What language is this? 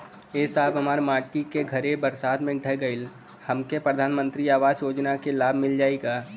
Bhojpuri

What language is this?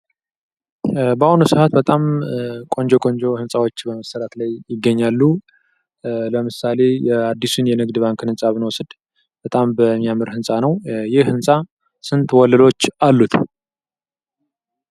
Amharic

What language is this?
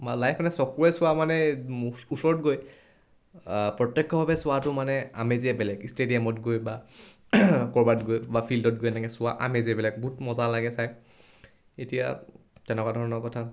Assamese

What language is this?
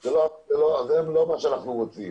Hebrew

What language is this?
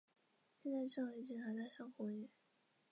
Chinese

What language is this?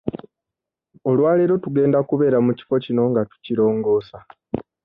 Ganda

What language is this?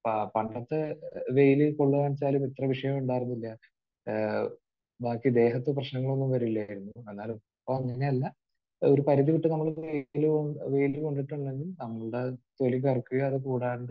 Malayalam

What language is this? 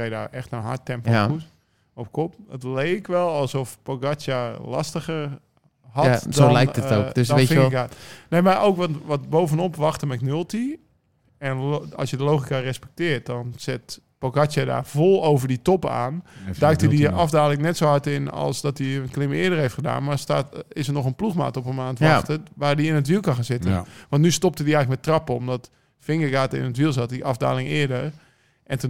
Dutch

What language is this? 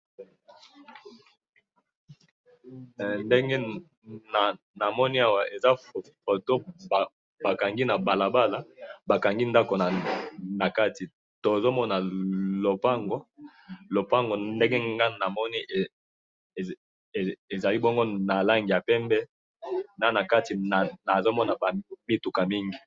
Lingala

